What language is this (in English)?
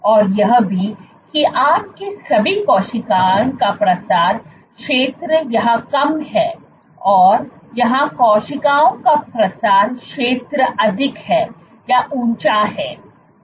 Hindi